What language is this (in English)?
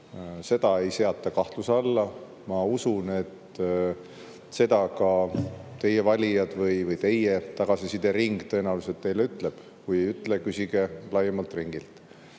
Estonian